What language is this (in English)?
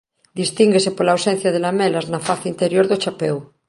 Galician